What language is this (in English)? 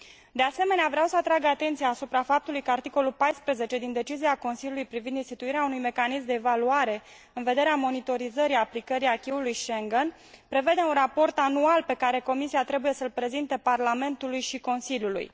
Romanian